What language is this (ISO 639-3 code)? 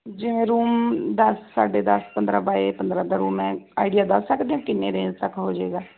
pan